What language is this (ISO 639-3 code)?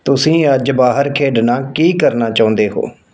pan